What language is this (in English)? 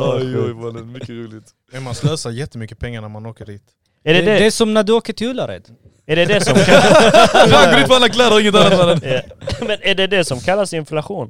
Swedish